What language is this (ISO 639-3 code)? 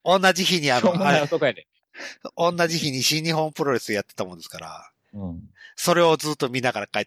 jpn